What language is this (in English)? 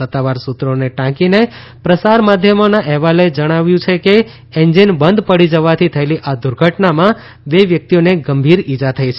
Gujarati